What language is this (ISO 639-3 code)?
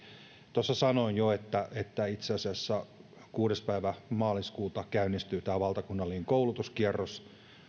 fin